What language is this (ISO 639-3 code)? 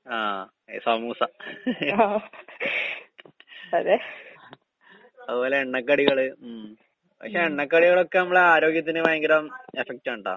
mal